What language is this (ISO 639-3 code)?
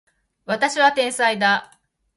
jpn